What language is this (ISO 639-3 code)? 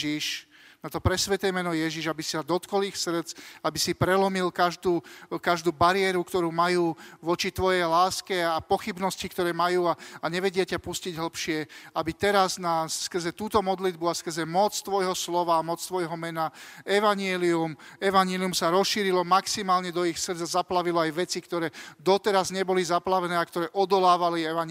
slk